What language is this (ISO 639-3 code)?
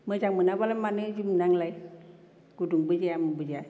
brx